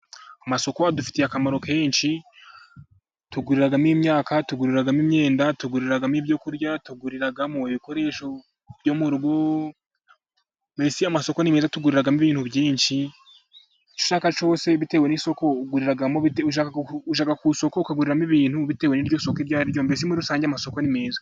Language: Kinyarwanda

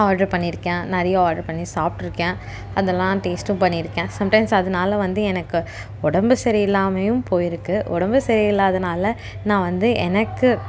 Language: Tamil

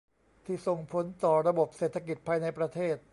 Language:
Thai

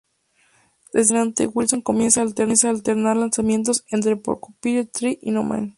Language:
Spanish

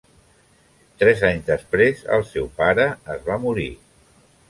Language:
Catalan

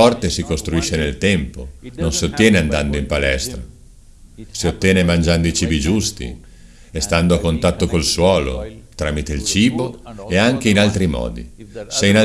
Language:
Italian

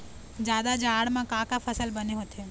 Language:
Chhattisgarhi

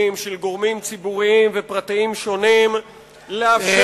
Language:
Hebrew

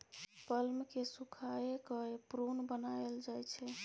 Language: Maithili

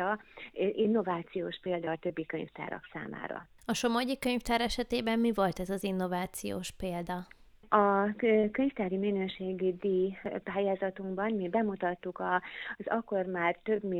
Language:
Hungarian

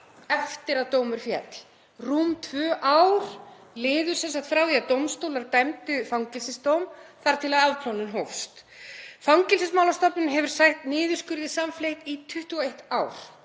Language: Icelandic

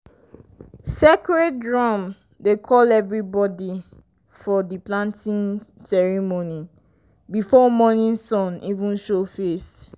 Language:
Nigerian Pidgin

